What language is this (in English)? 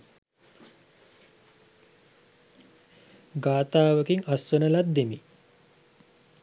Sinhala